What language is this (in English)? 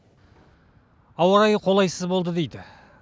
Kazakh